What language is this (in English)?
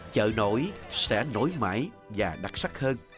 Vietnamese